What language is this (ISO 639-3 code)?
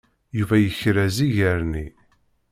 kab